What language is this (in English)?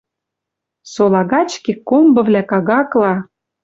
Western Mari